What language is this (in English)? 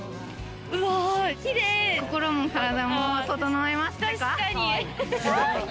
Japanese